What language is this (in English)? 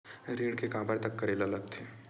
Chhattisgarhi